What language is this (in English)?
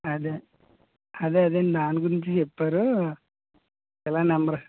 Telugu